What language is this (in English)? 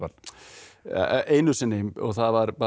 Icelandic